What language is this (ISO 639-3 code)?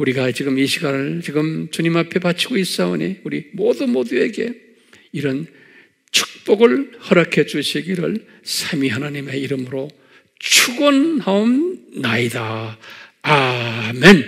kor